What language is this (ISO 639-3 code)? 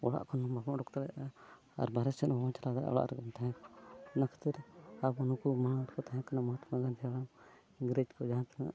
sat